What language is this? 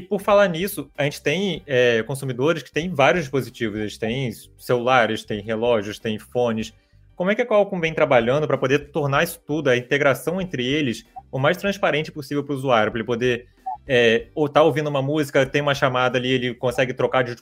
Portuguese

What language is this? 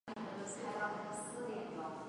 Chinese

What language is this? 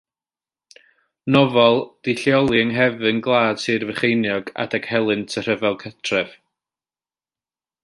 Welsh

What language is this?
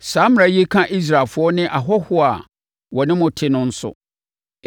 Akan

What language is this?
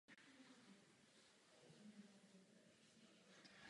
Czech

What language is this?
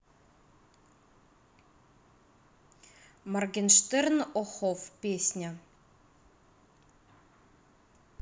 Russian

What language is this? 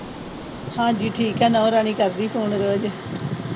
Punjabi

